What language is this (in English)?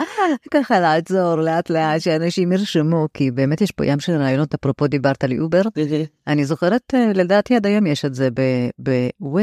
Hebrew